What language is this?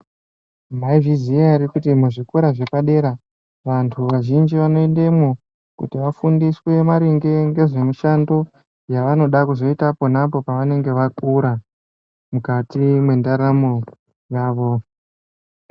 Ndau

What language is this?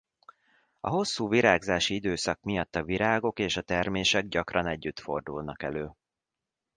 Hungarian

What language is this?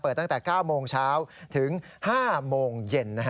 Thai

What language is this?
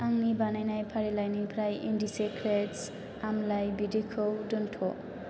Bodo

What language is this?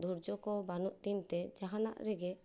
Santali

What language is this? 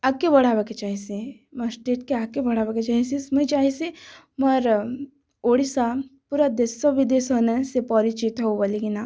Odia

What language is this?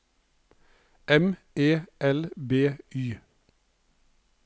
Norwegian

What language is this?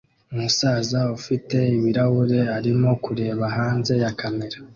Kinyarwanda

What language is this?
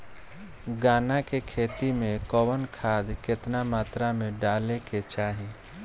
Bhojpuri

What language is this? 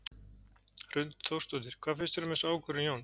Icelandic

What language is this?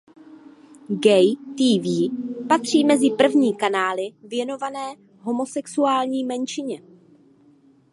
Czech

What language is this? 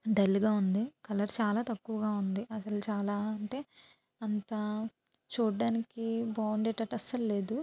Telugu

